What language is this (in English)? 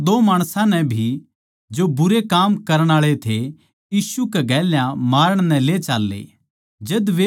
Haryanvi